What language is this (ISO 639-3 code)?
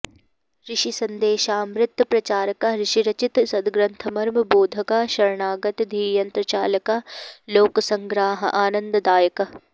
san